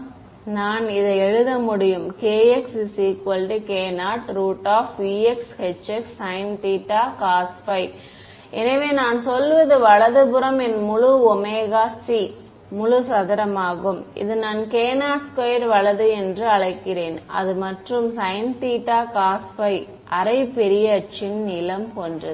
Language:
Tamil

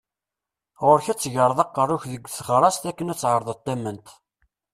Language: Kabyle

